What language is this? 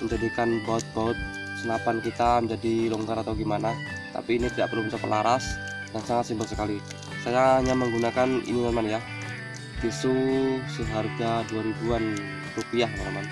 Indonesian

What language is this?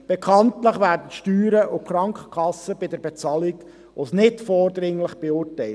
Swiss German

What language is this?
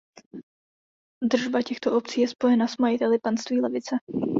Czech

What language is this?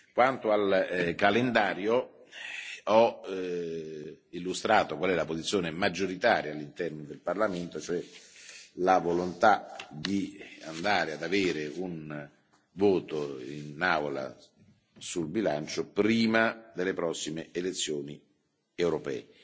Italian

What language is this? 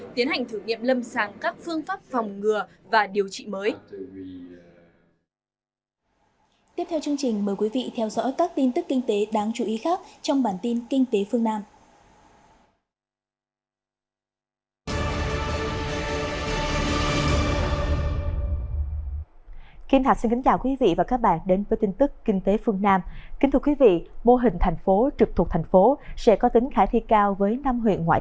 Vietnamese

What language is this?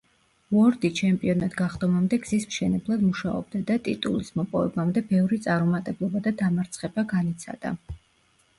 Georgian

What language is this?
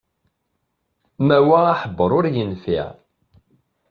Kabyle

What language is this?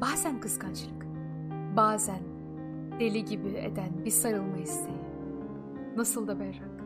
Turkish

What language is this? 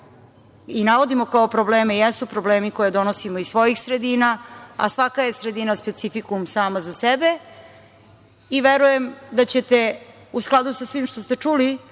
Serbian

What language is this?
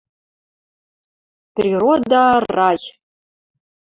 Western Mari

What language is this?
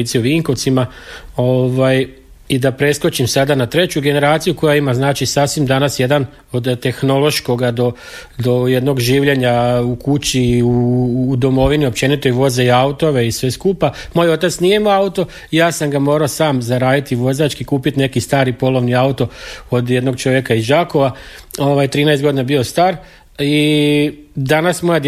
Croatian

